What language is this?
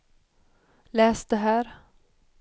Swedish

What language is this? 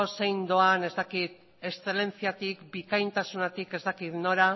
Basque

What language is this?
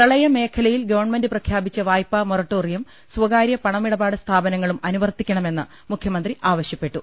Malayalam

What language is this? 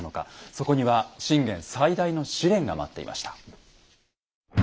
Japanese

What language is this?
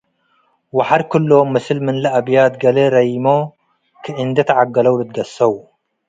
Tigre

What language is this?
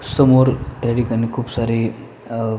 Marathi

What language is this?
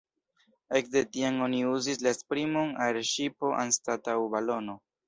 Esperanto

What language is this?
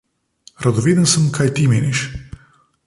Slovenian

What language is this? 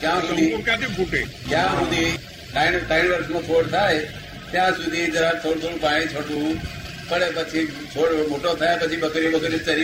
Gujarati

